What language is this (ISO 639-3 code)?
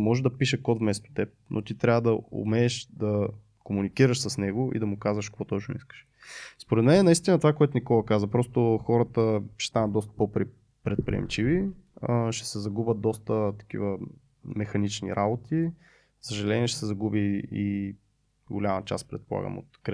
bul